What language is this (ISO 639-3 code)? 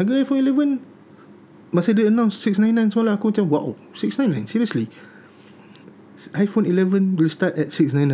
msa